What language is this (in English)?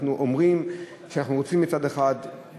Hebrew